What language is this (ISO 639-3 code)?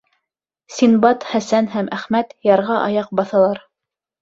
bak